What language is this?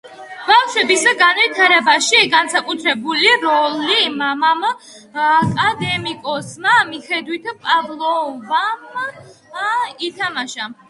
Georgian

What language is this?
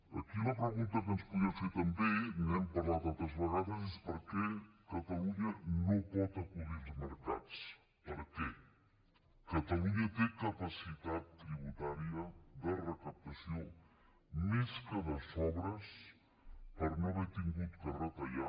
Catalan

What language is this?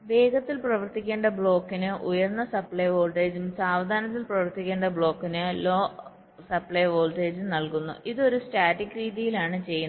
Malayalam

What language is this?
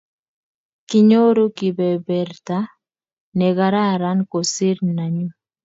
Kalenjin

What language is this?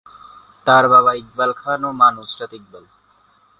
Bangla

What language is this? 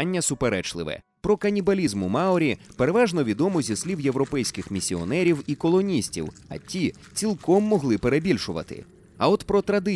Ukrainian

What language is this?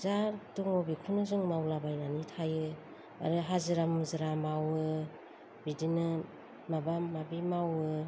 Bodo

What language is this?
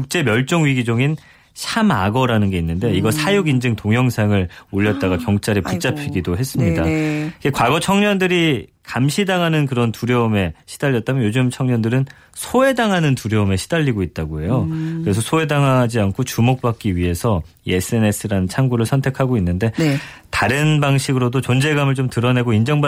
Korean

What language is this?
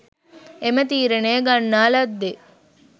Sinhala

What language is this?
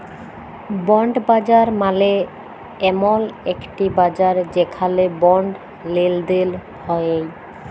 Bangla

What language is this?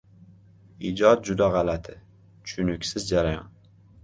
Uzbek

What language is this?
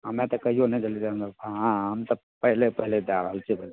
Maithili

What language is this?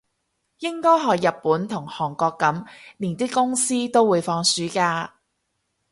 Cantonese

